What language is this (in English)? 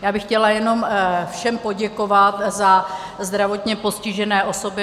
Czech